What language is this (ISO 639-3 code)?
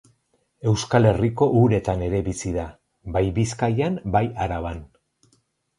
eus